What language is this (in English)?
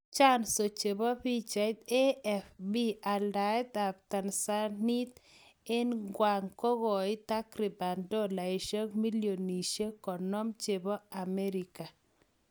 Kalenjin